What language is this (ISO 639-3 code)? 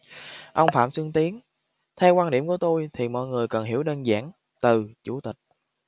vie